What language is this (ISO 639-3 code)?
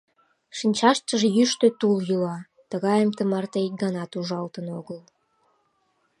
chm